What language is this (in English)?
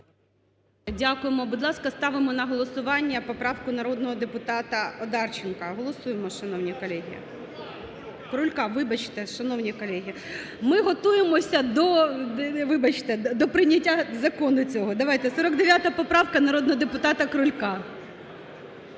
Ukrainian